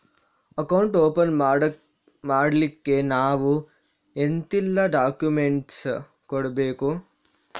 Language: Kannada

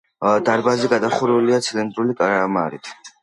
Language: Georgian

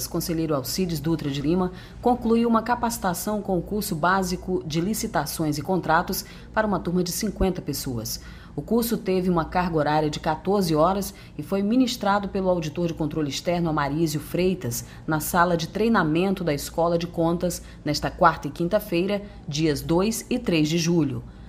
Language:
Portuguese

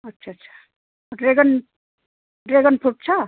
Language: Nepali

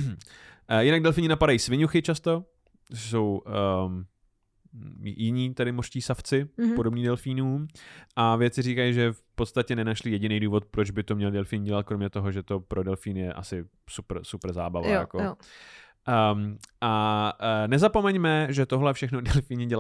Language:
Czech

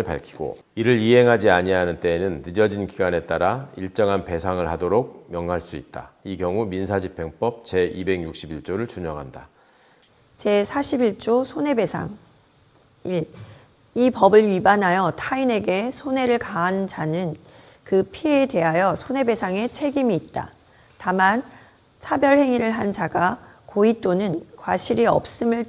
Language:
Korean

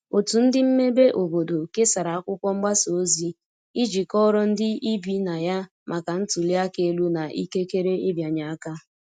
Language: Igbo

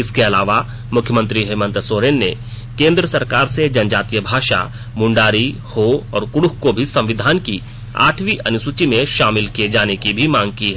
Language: Hindi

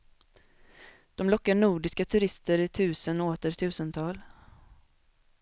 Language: Swedish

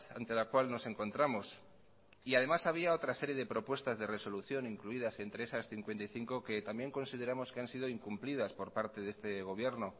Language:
Spanish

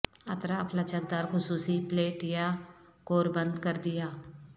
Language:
Urdu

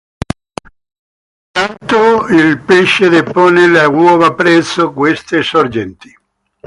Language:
Italian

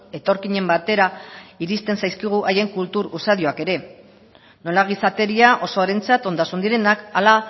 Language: Basque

